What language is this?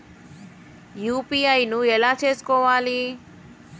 Telugu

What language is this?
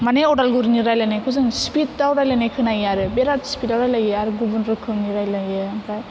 Bodo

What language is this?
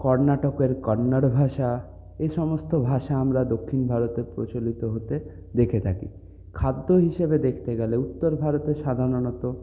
Bangla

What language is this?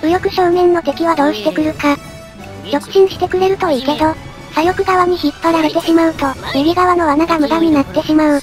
Japanese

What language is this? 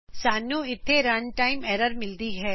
Punjabi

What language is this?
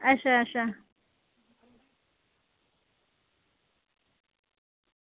Dogri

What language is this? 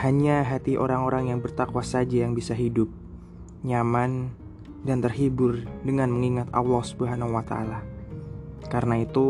Indonesian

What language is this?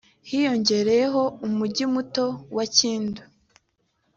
Kinyarwanda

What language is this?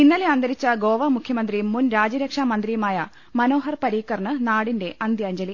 Malayalam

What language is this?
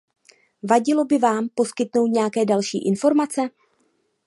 Czech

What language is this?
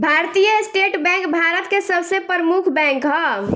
Bhojpuri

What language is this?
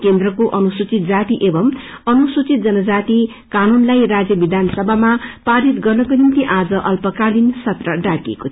Nepali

